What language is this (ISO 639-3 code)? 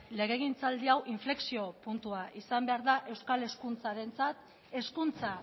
eus